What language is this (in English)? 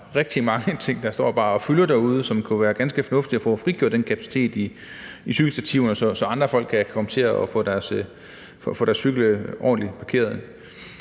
Danish